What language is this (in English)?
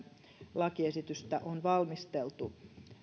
Finnish